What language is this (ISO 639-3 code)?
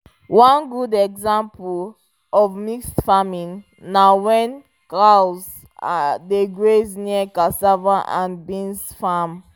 pcm